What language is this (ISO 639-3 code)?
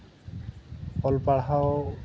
sat